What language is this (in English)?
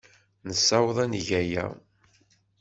Kabyle